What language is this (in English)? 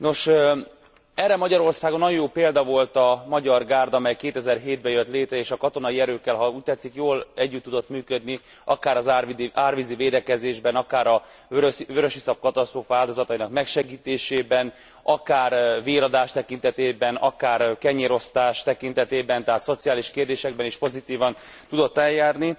Hungarian